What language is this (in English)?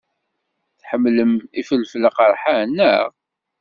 Kabyle